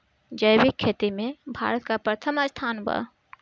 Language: Bhojpuri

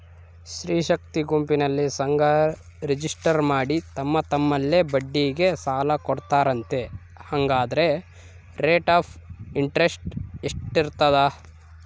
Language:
Kannada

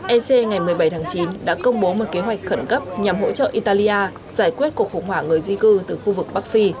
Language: Vietnamese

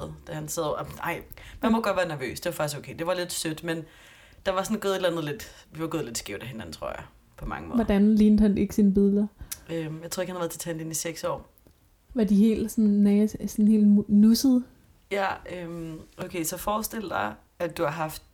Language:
Danish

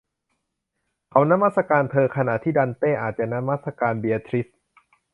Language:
Thai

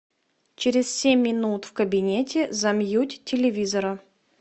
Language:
Russian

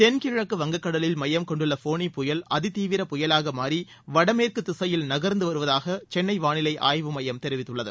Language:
Tamil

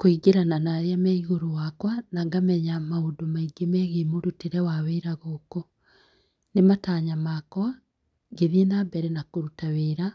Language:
Kikuyu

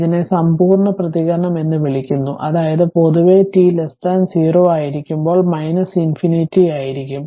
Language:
Malayalam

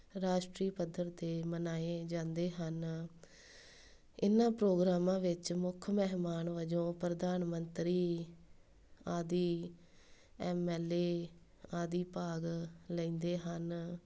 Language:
Punjabi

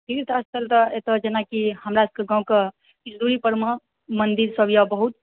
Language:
Maithili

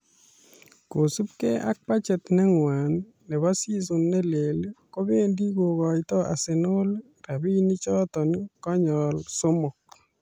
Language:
Kalenjin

